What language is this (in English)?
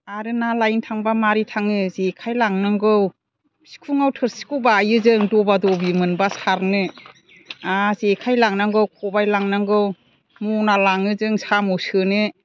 Bodo